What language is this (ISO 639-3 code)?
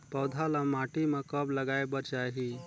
hne